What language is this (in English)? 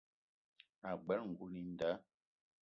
Eton (Cameroon)